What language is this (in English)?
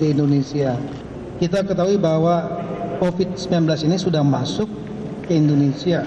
Indonesian